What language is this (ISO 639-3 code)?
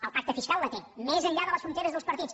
cat